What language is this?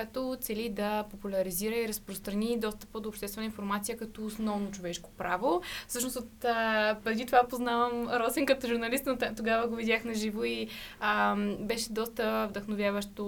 Bulgarian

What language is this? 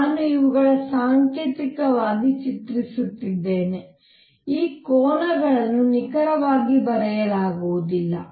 Kannada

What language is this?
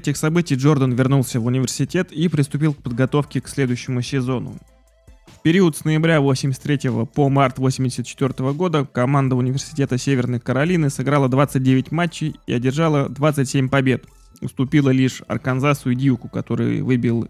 Russian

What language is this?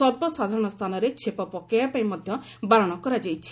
Odia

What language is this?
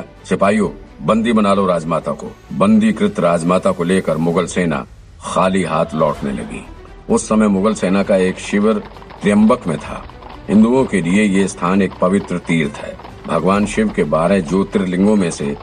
Hindi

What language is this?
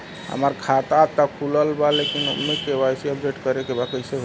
Bhojpuri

